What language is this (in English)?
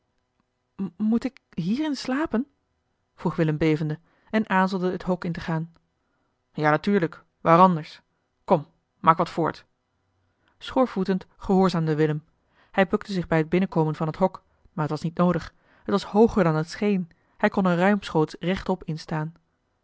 Dutch